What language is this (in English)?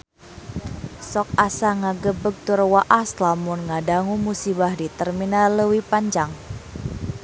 Sundanese